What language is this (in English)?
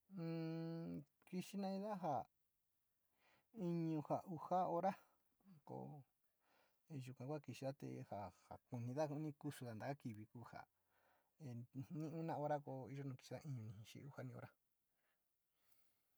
Sinicahua Mixtec